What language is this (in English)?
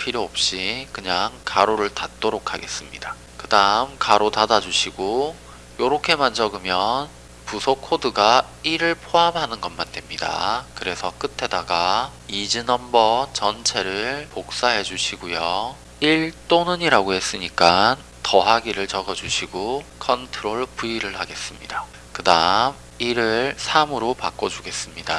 Korean